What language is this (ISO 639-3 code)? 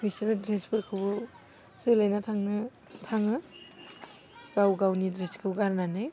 brx